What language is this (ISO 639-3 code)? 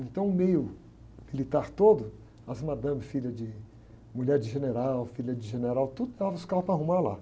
por